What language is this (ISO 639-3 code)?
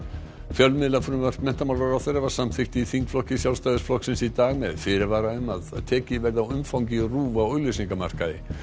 isl